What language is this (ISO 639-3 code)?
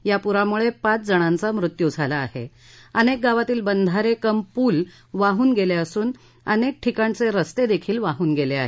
mar